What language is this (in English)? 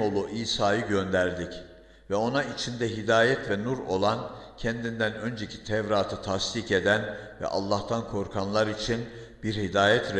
Turkish